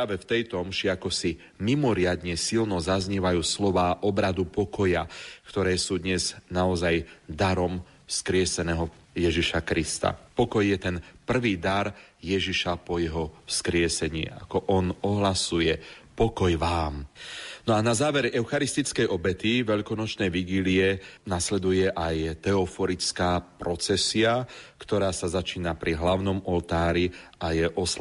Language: Slovak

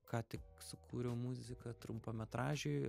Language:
Lithuanian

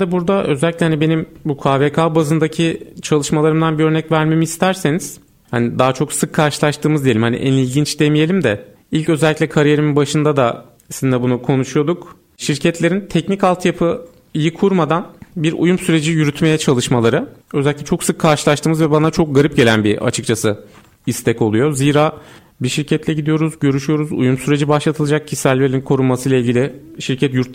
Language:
Turkish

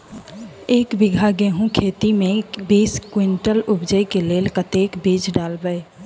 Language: Maithili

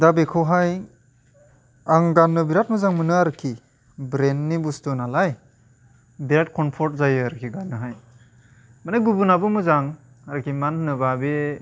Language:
Bodo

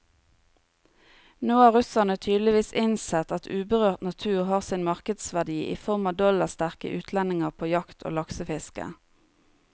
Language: Norwegian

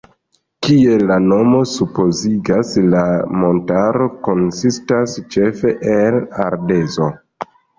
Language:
Esperanto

